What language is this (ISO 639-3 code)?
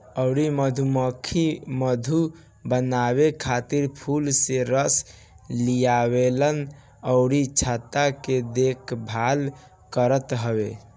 bho